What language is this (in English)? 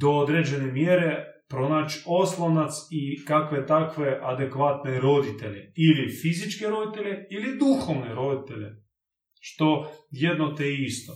Croatian